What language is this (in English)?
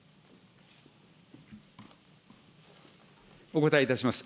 Japanese